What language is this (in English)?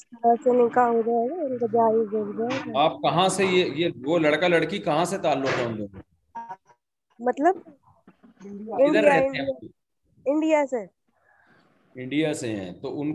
Urdu